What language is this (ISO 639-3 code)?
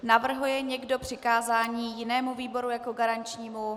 ces